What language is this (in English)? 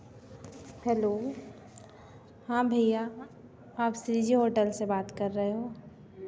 Hindi